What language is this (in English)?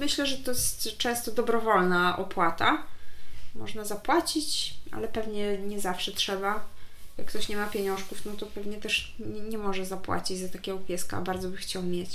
Polish